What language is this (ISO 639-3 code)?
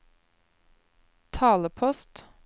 nor